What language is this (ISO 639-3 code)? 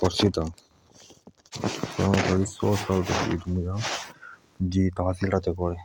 jns